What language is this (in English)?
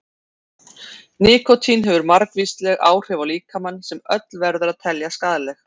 Icelandic